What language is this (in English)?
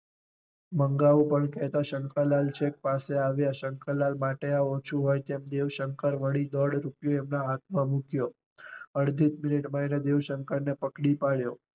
Gujarati